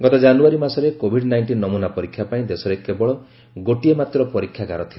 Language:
Odia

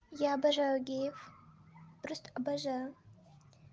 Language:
Russian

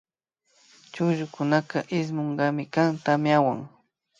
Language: Imbabura Highland Quichua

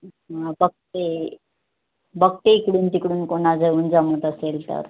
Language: Marathi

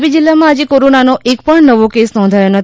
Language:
Gujarati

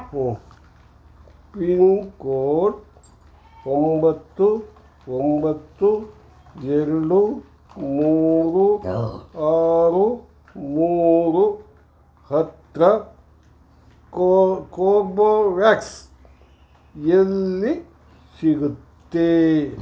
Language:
Kannada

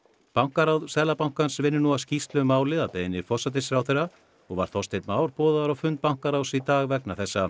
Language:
Icelandic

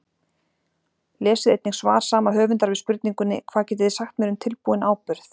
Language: Icelandic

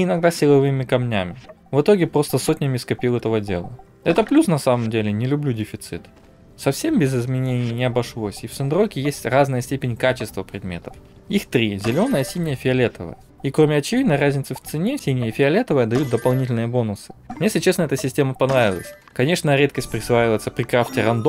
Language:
Russian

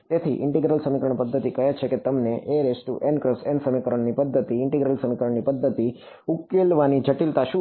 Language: Gujarati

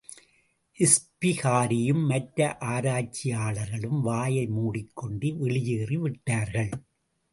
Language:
Tamil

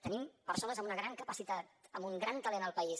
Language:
Catalan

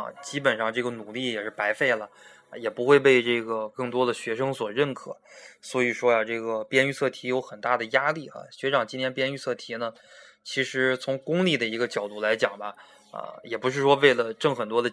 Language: Chinese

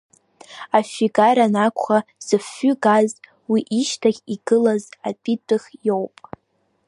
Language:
Abkhazian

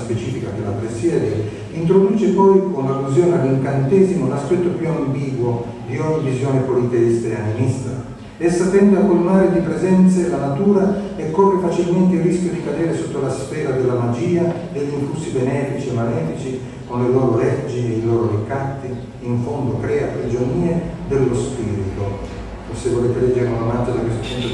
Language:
Italian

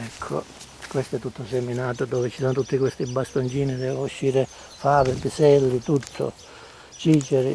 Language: Italian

